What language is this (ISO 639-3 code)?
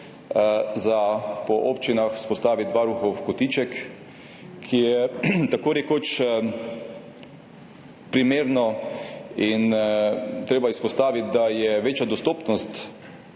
slv